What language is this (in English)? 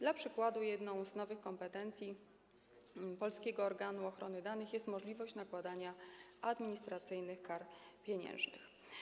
Polish